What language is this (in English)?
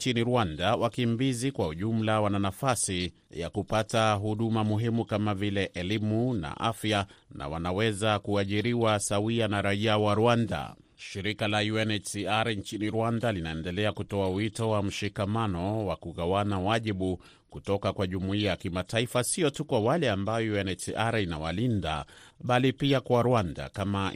Swahili